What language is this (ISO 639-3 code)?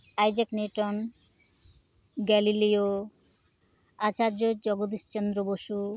sat